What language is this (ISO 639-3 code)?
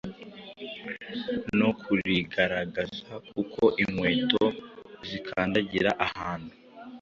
kin